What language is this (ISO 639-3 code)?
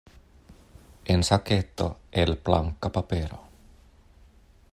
epo